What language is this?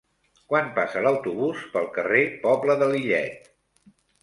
Catalan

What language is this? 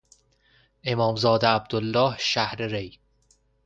Persian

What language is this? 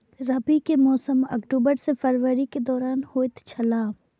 Maithili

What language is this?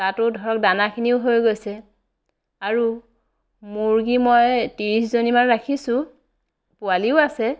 Assamese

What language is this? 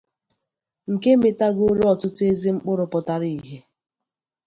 Igbo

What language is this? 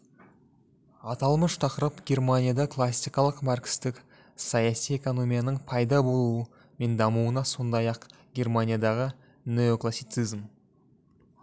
Kazakh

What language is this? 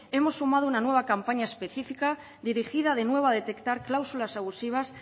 Spanish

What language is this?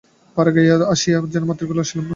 Bangla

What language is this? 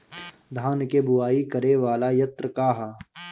Bhojpuri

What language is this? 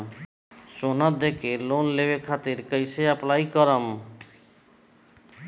Bhojpuri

